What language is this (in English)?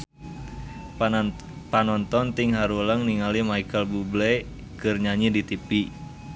Sundanese